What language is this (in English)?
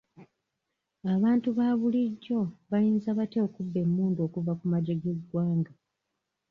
Ganda